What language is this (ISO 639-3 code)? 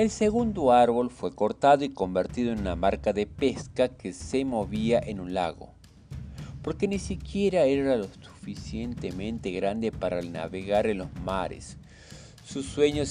spa